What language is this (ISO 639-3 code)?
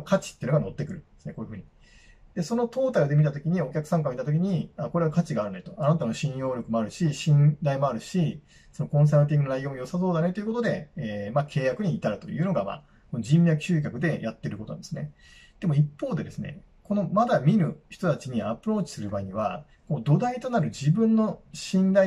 jpn